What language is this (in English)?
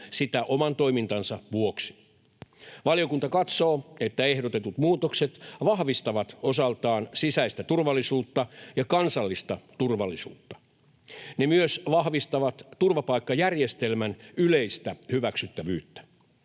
Finnish